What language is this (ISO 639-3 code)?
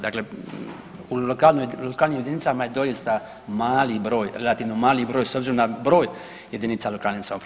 hrv